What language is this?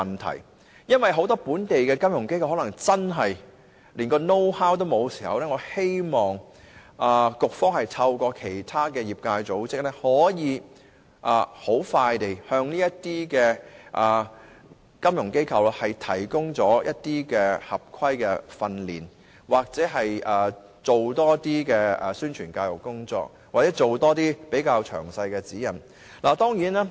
Cantonese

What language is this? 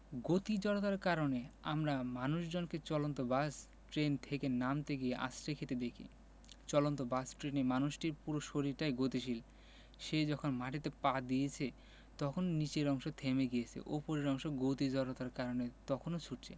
Bangla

